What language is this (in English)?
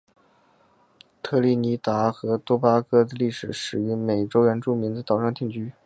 Chinese